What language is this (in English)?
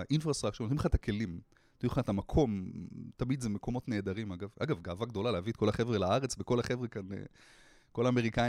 Hebrew